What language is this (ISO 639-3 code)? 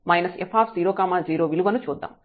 tel